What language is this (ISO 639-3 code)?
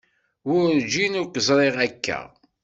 kab